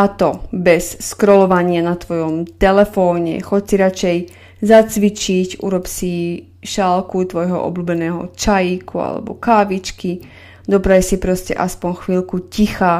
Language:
Slovak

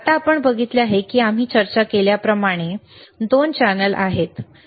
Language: Marathi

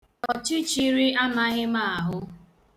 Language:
Igbo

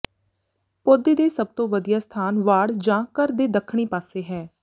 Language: Punjabi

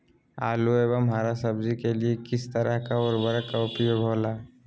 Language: Magahi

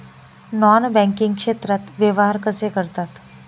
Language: Marathi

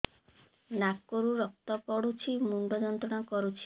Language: Odia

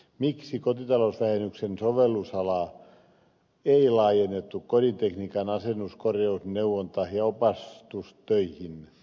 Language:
Finnish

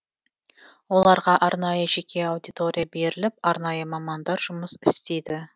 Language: Kazakh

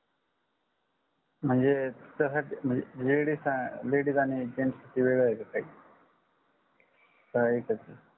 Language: Marathi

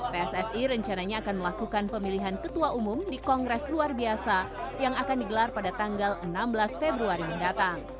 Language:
Indonesian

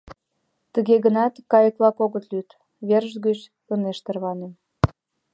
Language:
Mari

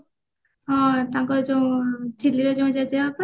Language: Odia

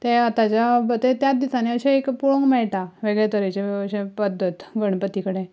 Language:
Konkani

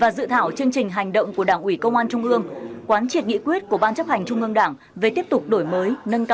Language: Vietnamese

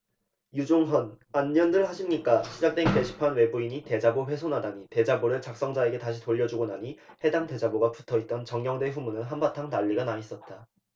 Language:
Korean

